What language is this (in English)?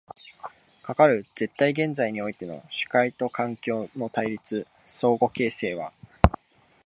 Japanese